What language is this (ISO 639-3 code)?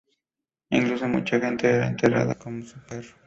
spa